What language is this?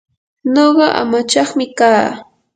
Yanahuanca Pasco Quechua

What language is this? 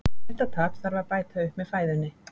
Icelandic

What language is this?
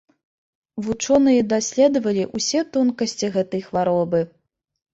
Belarusian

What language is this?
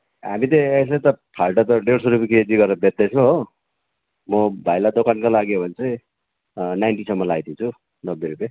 Nepali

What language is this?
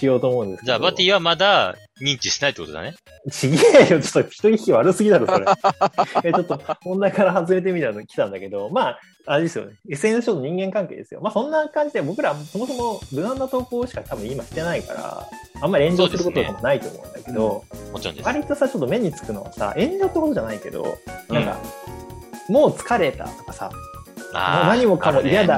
Japanese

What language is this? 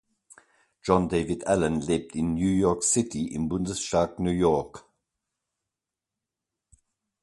German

